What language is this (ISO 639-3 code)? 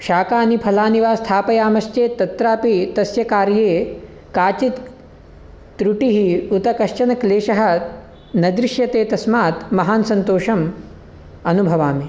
san